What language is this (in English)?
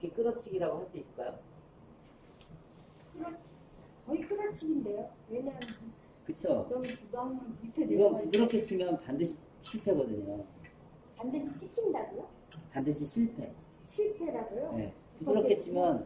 Korean